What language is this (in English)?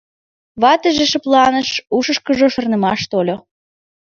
Mari